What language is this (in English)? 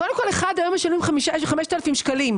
Hebrew